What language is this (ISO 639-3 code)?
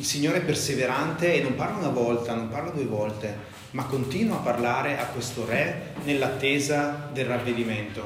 ita